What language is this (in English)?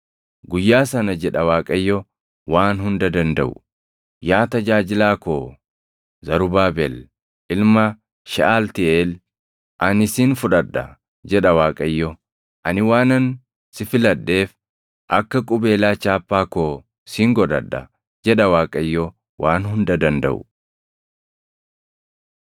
Oromo